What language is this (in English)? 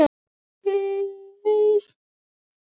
Icelandic